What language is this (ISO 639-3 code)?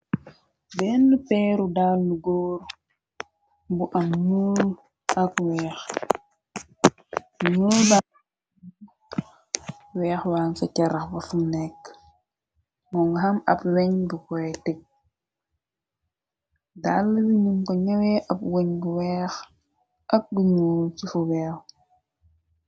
wol